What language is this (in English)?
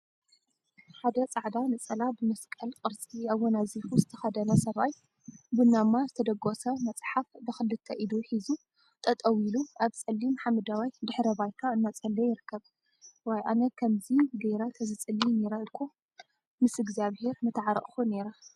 Tigrinya